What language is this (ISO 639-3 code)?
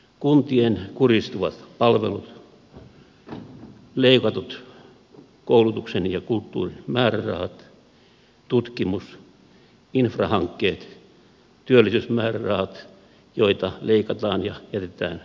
fin